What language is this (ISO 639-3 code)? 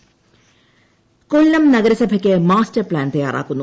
mal